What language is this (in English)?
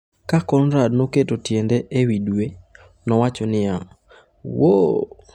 Luo (Kenya and Tanzania)